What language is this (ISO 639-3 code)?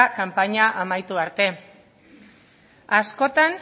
eus